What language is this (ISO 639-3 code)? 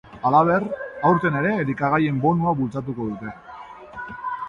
eus